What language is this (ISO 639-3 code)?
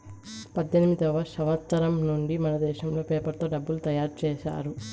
tel